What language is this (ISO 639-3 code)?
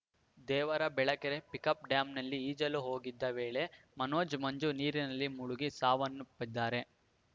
kan